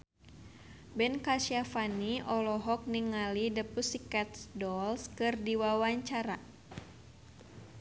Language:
Sundanese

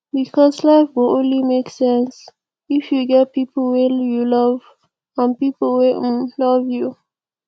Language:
Nigerian Pidgin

